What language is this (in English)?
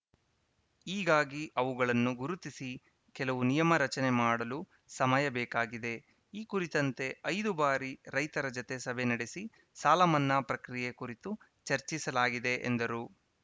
Kannada